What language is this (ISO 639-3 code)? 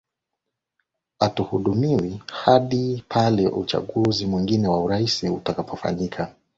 swa